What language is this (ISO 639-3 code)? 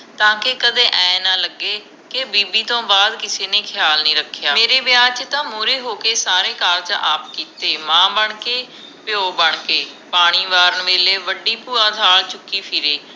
pan